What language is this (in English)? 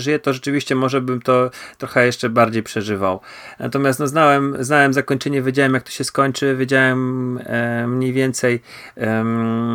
Polish